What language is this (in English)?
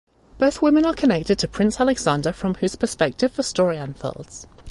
English